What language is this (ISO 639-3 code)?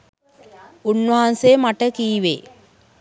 sin